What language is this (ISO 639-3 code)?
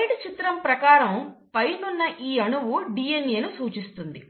tel